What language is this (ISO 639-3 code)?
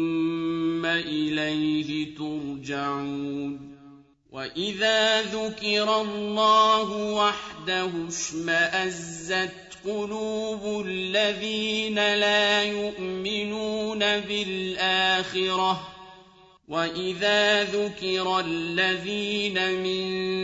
ara